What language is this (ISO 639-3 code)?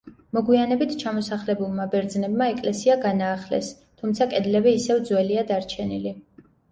kat